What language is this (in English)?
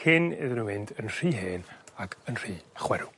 Welsh